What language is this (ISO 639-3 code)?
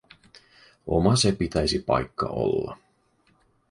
fin